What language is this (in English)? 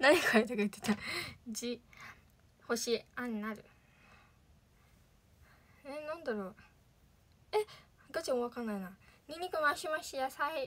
Japanese